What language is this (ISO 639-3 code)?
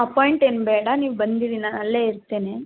kan